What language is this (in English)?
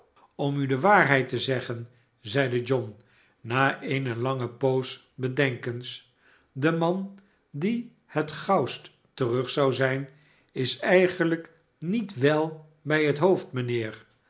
Dutch